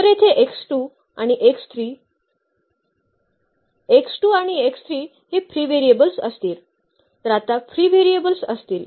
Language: Marathi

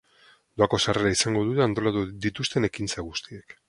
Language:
Basque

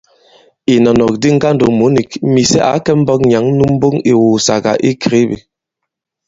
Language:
Bankon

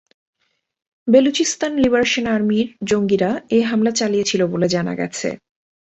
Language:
Bangla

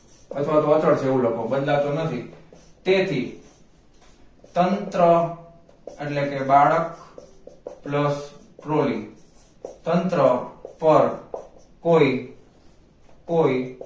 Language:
Gujarati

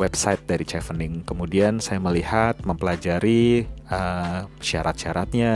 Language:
Indonesian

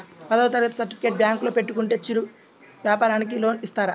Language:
Telugu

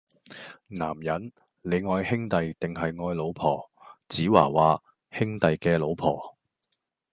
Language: Cantonese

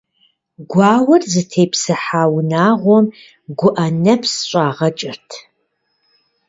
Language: Kabardian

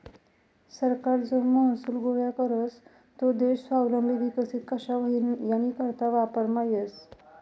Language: Marathi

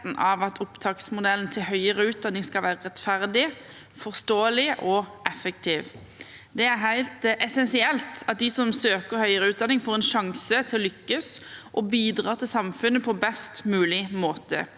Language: Norwegian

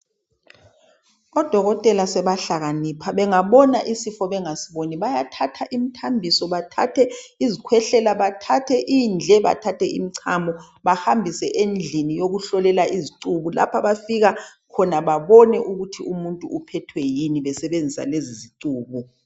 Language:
North Ndebele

